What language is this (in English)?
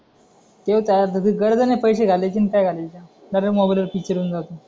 Marathi